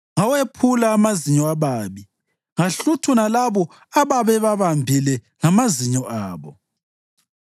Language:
North Ndebele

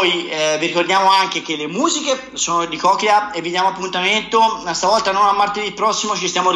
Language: Italian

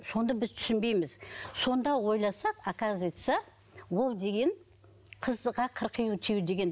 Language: Kazakh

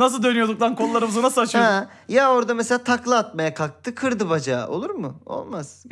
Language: Turkish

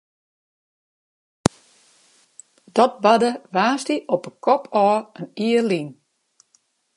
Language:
Western Frisian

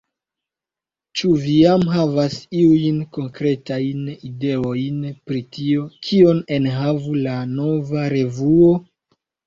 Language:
Esperanto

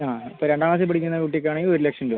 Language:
Malayalam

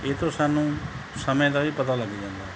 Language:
Punjabi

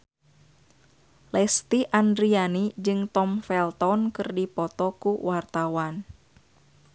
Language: Sundanese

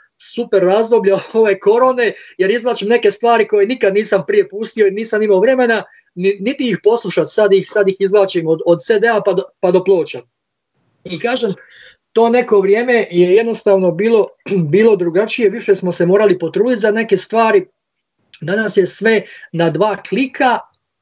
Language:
Croatian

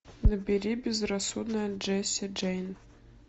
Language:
Russian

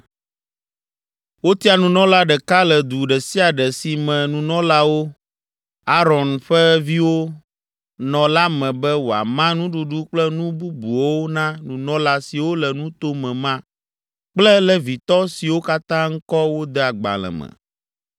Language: Ewe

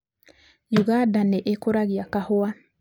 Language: Kikuyu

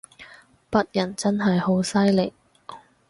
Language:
Cantonese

